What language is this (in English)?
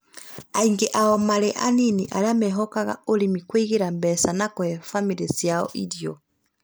Kikuyu